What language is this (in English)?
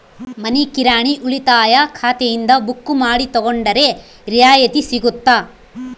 Kannada